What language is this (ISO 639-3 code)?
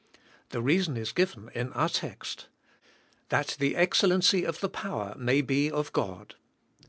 eng